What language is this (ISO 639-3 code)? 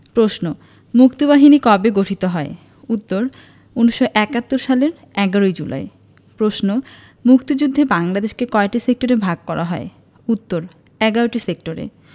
ben